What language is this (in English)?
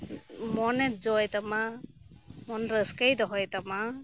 Santali